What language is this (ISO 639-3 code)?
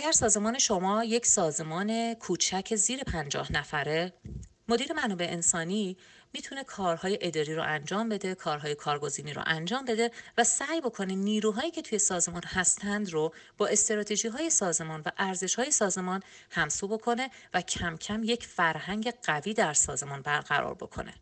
fas